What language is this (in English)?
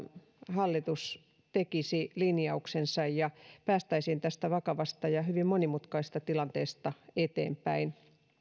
Finnish